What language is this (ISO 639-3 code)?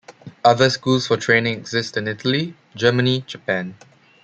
eng